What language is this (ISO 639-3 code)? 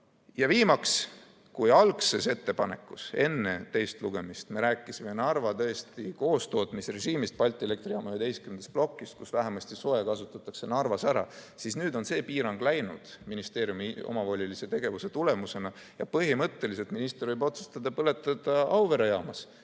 est